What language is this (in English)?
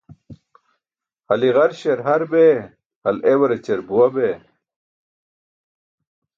Burushaski